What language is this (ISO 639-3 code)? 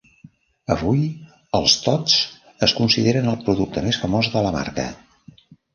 cat